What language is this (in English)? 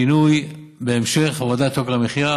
Hebrew